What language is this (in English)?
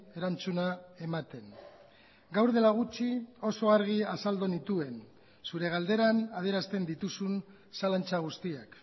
Basque